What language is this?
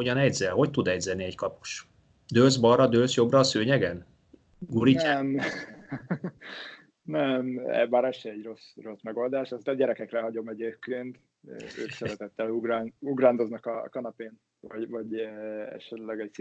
Hungarian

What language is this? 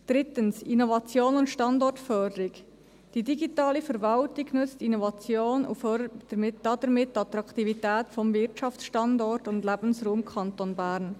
Swiss German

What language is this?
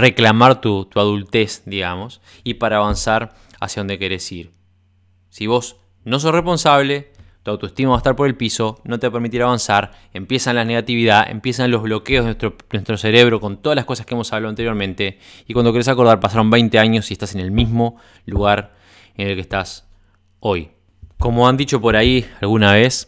Spanish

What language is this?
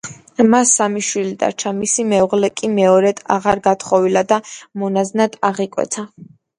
Georgian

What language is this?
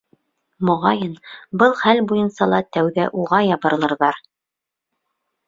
Bashkir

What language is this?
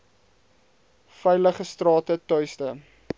Afrikaans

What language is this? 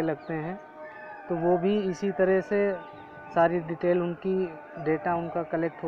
Hindi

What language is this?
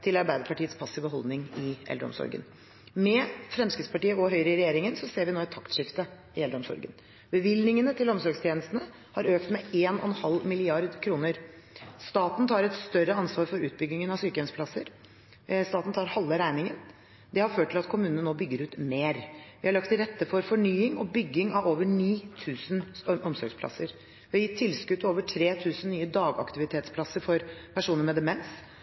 Norwegian Bokmål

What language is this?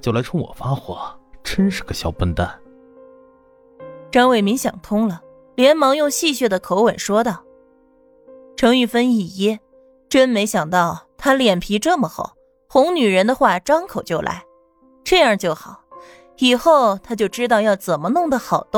Chinese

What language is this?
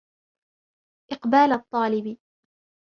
Arabic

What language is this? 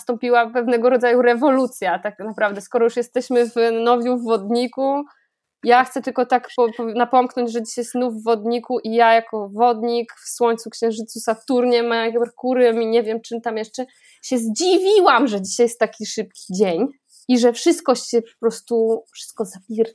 Polish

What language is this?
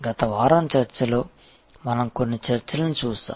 Telugu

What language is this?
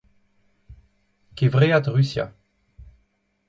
Breton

